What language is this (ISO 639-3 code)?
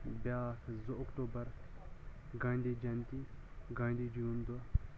kas